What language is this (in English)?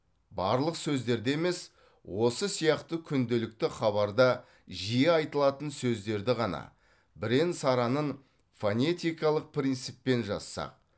Kazakh